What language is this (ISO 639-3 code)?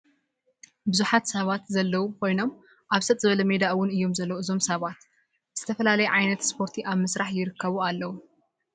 tir